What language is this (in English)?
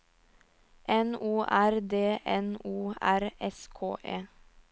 Norwegian